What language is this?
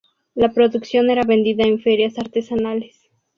Spanish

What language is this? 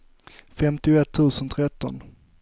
Swedish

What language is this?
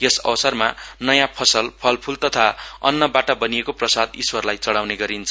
Nepali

